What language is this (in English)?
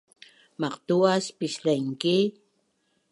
Bunun